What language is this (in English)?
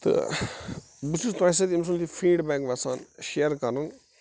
Kashmiri